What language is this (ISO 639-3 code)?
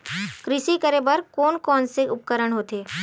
hne